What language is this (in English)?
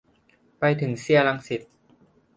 Thai